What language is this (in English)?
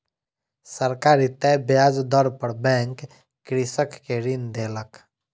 Maithili